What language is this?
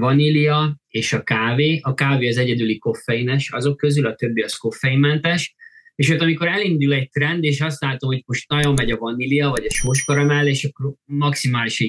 Hungarian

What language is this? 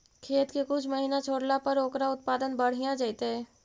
Magahi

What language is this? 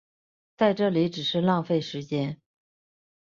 Chinese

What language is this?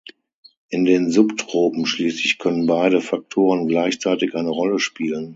German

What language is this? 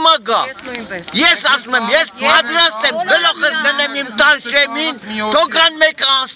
Turkish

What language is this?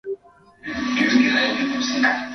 Swahili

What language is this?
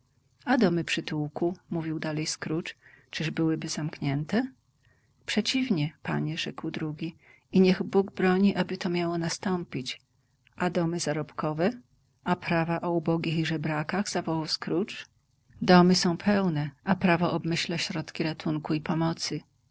Polish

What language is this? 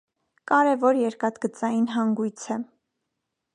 Armenian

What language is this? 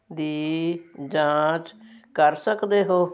Punjabi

